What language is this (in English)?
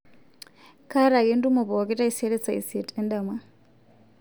Masai